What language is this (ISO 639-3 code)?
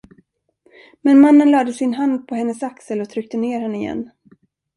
swe